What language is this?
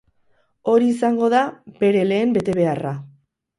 Basque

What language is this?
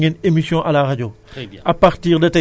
Wolof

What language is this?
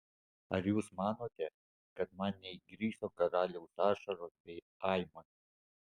Lithuanian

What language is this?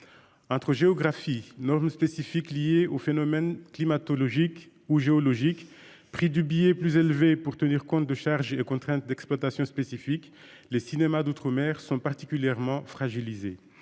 French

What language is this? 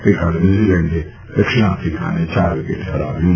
Gujarati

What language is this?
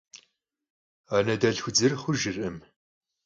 Kabardian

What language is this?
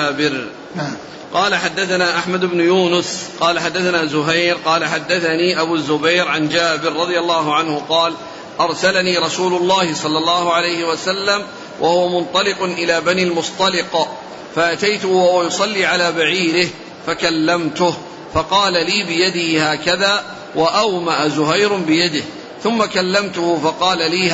Arabic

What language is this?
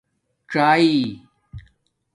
Domaaki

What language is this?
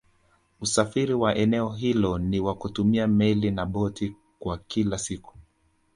Swahili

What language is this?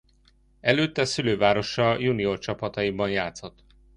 Hungarian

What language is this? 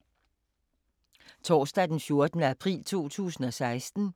Danish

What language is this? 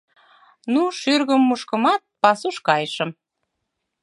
Mari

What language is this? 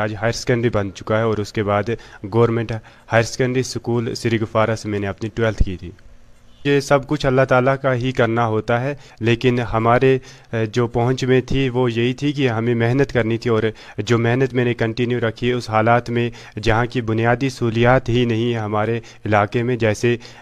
Urdu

